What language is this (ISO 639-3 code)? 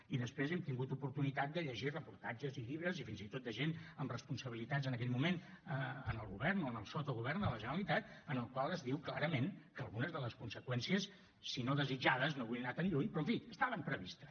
cat